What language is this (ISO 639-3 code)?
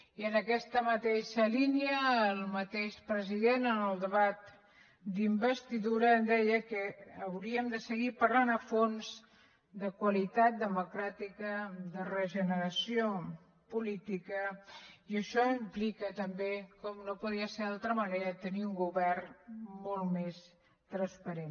cat